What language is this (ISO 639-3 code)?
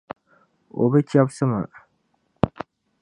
dag